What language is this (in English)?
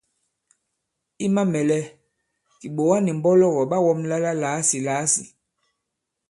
Bankon